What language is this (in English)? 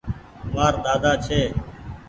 Goaria